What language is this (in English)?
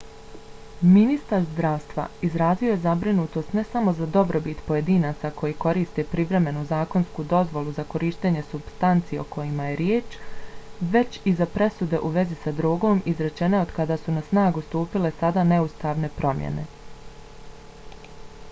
Bosnian